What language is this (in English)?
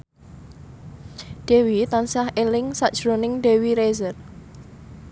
Javanese